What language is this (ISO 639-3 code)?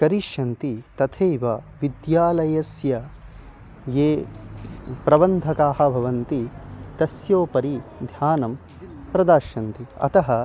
san